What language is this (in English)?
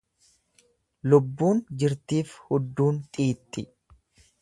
Oromo